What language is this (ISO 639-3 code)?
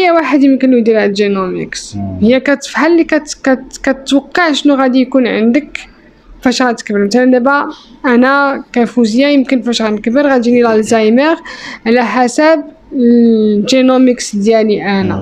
ara